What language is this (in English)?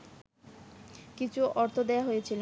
Bangla